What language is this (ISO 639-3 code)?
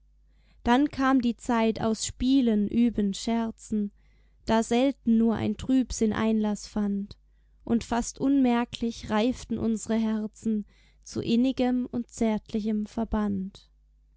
deu